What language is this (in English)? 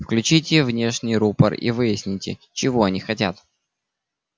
Russian